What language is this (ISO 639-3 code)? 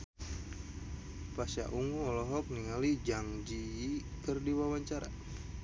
sun